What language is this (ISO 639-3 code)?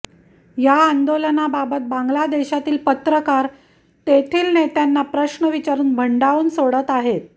mar